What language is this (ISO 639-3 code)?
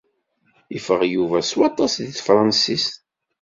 kab